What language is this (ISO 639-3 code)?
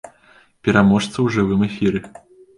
bel